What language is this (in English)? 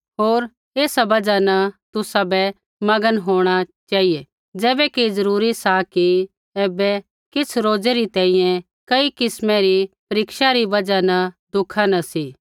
Kullu Pahari